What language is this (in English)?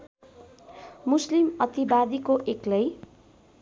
Nepali